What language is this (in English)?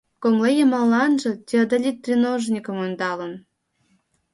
Mari